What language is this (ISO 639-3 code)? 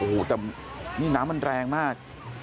tha